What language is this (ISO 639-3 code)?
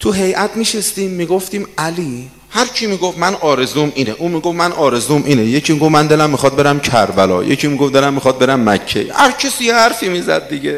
fas